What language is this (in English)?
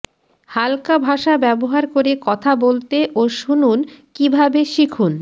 Bangla